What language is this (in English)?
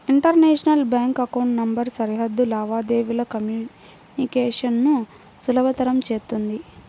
Telugu